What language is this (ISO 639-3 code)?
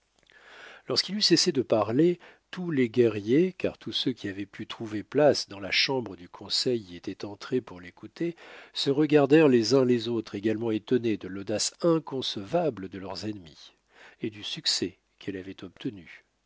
fra